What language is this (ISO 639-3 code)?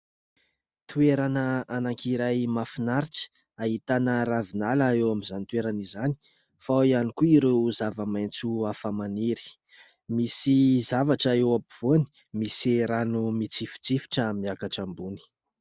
mlg